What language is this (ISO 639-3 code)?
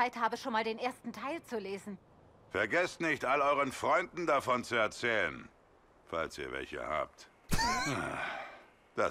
deu